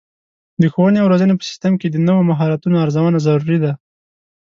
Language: Pashto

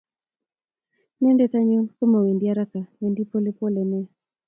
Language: Kalenjin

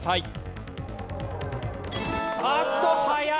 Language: Japanese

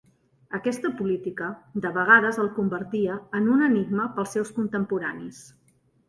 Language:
Catalan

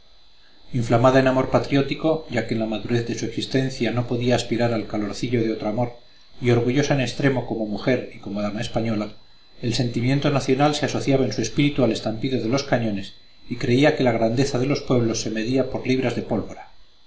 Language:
Spanish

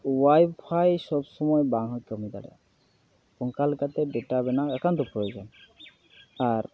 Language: Santali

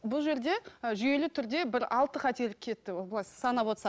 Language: Kazakh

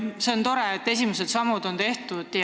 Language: Estonian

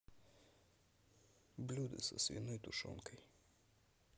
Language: Russian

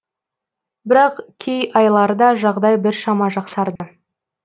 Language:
Kazakh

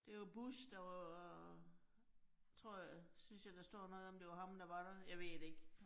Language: Danish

